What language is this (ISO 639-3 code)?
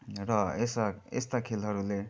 nep